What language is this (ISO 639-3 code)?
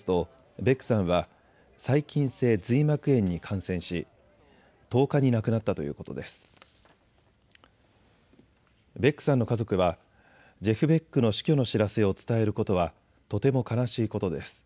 jpn